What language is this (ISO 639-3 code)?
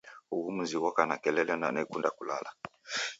dav